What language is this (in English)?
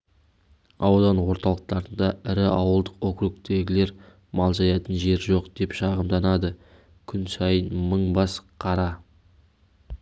Kazakh